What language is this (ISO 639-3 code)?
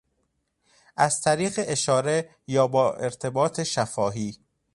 fas